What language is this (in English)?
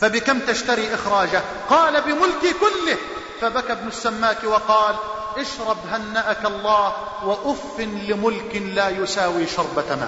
Arabic